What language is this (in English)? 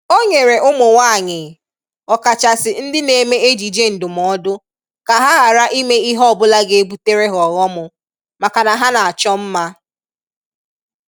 Igbo